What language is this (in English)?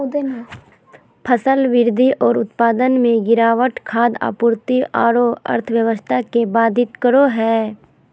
Magahi